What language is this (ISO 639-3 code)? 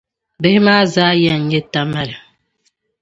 dag